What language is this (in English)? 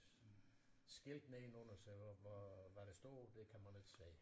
Danish